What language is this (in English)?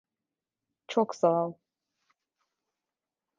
Turkish